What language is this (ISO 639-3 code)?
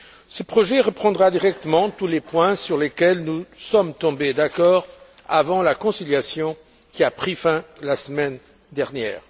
fra